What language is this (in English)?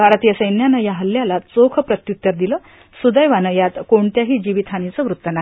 Marathi